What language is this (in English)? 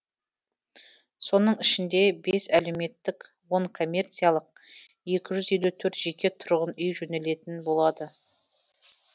Kazakh